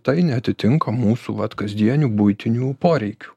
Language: Lithuanian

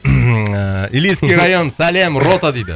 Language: Kazakh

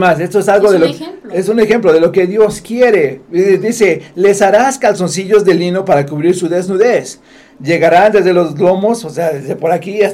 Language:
Spanish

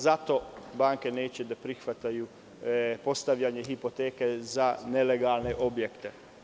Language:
Serbian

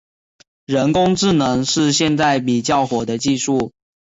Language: Chinese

